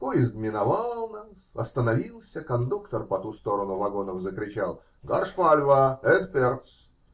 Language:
Russian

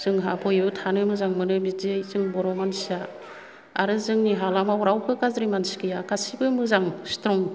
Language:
Bodo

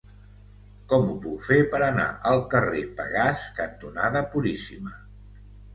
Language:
Catalan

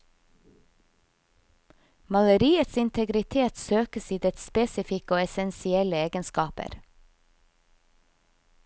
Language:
Norwegian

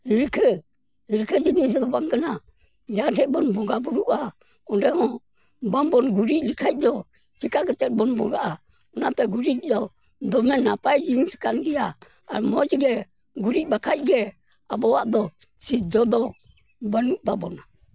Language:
Santali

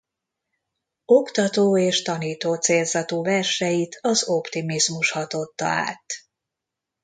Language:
Hungarian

